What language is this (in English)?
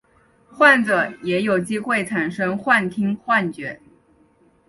Chinese